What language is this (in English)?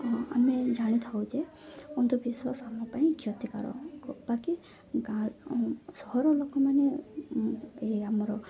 Odia